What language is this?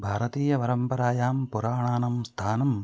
Sanskrit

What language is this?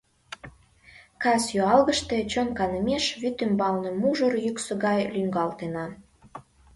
Mari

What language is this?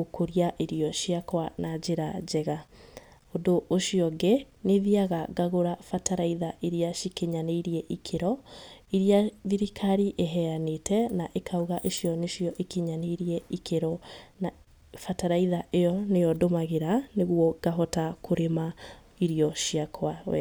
Kikuyu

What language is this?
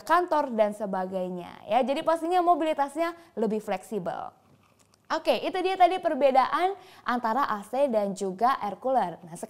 Indonesian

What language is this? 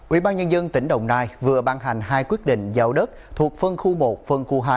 Vietnamese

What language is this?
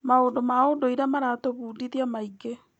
Kikuyu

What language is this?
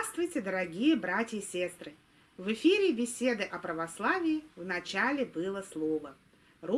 Russian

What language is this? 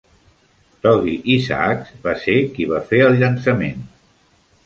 Catalan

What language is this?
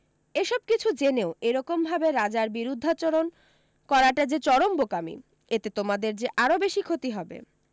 Bangla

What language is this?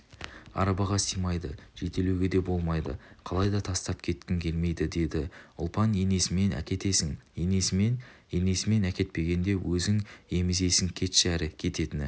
Kazakh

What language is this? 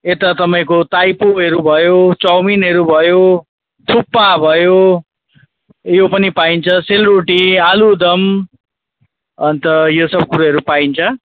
Nepali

